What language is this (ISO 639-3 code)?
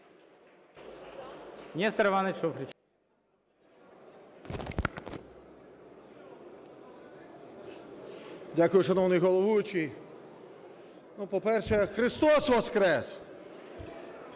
ukr